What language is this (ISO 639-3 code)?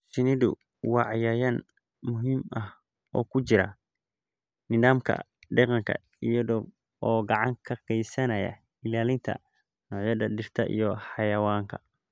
som